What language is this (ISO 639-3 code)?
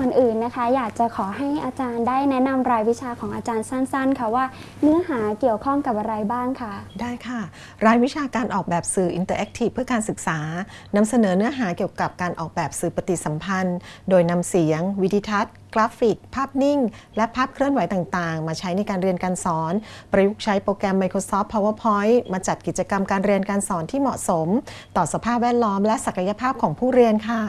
tha